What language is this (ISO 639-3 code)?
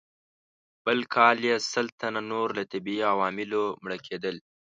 pus